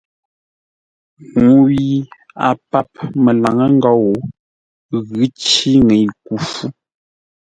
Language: Ngombale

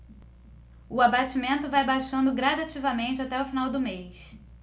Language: Portuguese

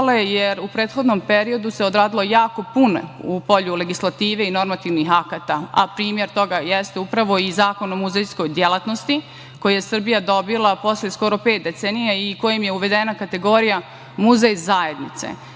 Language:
Serbian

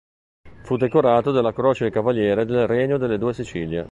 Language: Italian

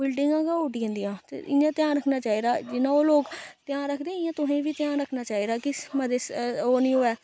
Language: Dogri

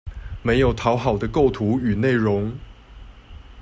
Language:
Chinese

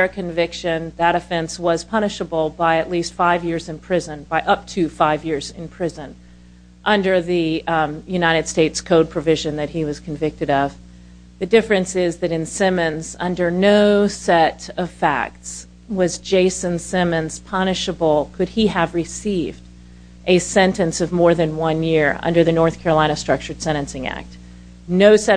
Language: English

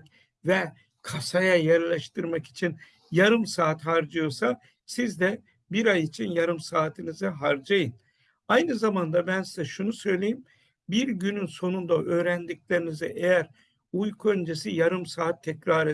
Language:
Turkish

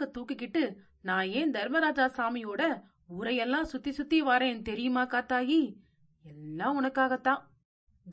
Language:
Tamil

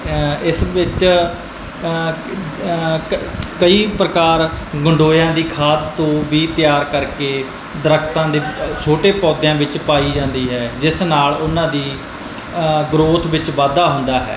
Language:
Punjabi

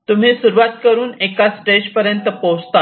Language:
Marathi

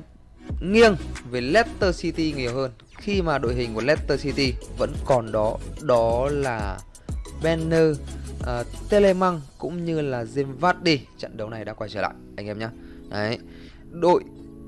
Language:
Vietnamese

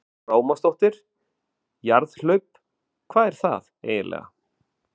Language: Icelandic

